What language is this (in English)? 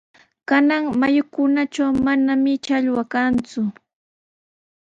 Sihuas Ancash Quechua